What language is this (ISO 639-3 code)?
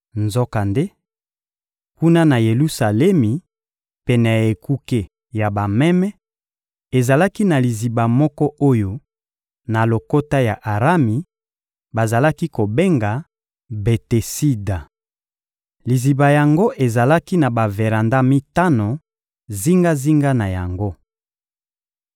lin